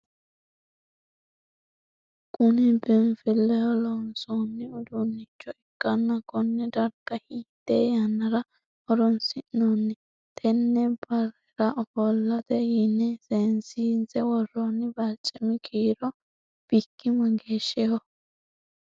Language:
Sidamo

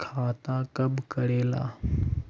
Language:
Magahi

